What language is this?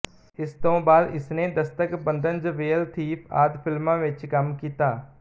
Punjabi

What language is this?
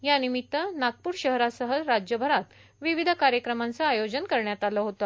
Marathi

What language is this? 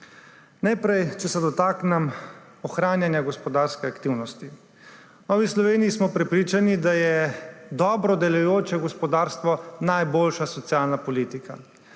Slovenian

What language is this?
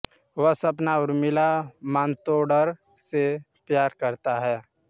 Hindi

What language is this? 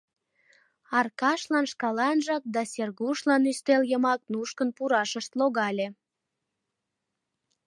Mari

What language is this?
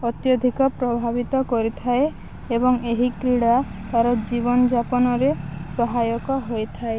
Odia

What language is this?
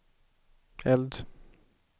Swedish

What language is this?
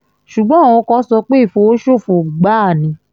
Yoruba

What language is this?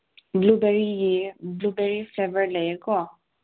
Manipuri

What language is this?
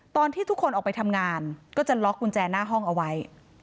Thai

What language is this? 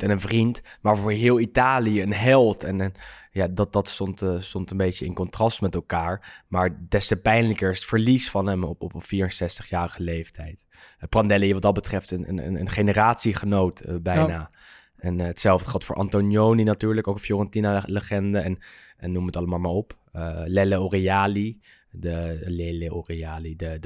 Dutch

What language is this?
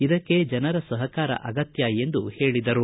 Kannada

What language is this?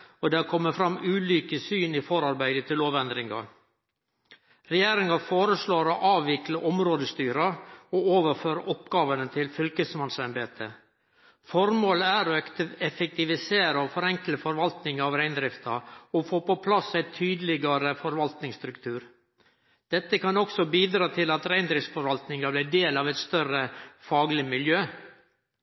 Norwegian Nynorsk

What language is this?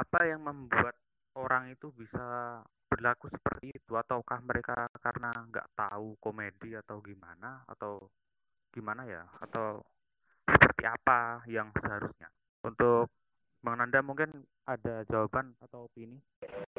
Indonesian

